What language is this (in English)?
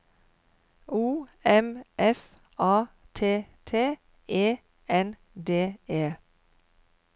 Norwegian